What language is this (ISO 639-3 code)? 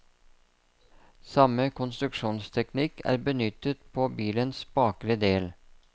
nor